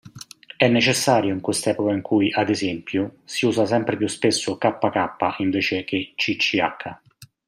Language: Italian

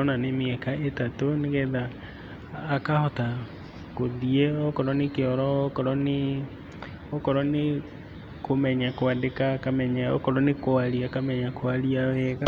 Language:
Kikuyu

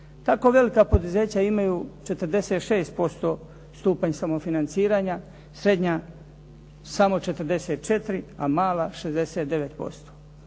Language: Croatian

